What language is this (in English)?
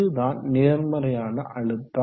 Tamil